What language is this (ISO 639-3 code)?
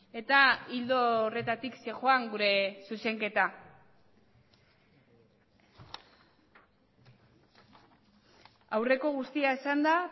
eus